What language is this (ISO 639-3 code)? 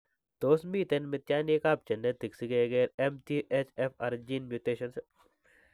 kln